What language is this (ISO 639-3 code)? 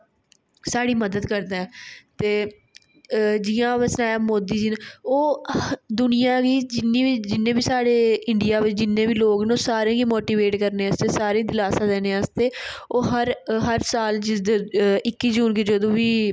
doi